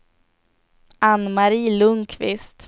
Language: Swedish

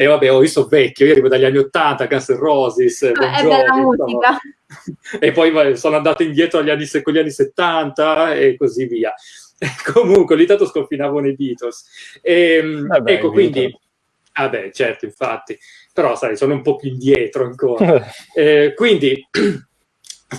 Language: Italian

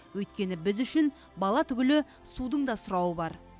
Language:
Kazakh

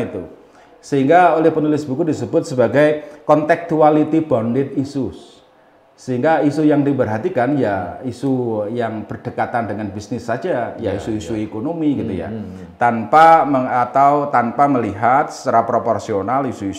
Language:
Indonesian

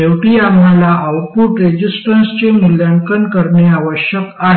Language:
Marathi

